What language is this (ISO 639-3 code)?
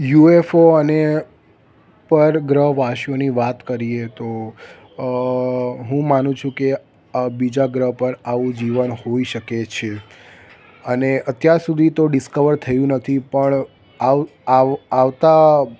guj